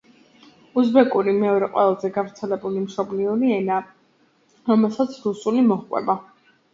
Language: Georgian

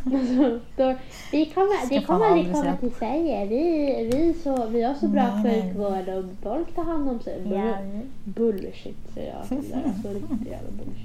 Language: Swedish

